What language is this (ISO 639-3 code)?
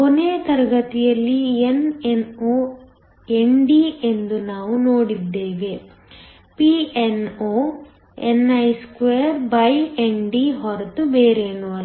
kan